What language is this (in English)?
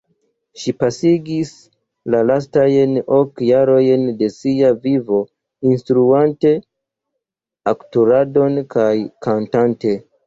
Esperanto